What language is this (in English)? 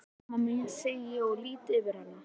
Icelandic